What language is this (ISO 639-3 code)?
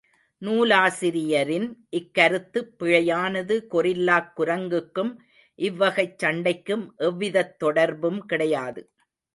tam